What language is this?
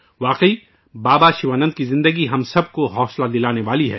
Urdu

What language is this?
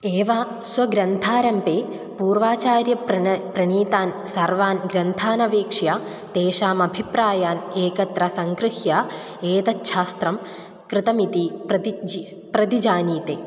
Sanskrit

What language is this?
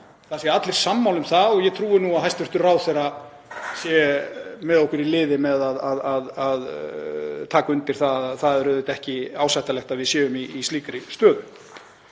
Icelandic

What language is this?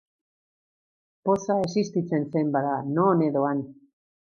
Basque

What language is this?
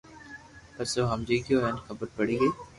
Loarki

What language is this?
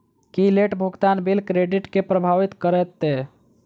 Maithili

